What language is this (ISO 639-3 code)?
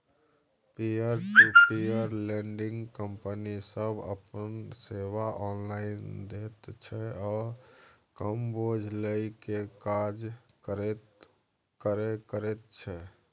mai